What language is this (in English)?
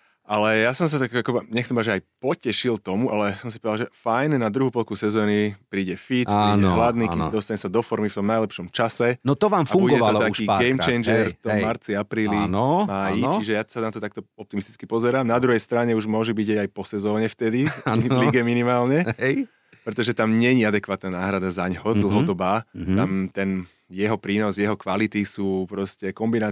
Slovak